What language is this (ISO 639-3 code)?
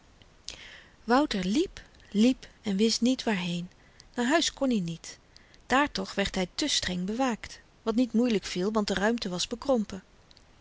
nld